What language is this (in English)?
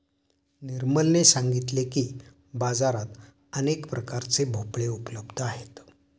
Marathi